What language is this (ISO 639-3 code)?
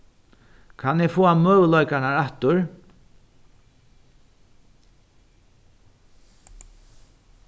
fao